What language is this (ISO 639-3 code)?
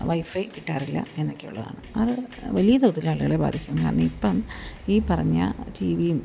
mal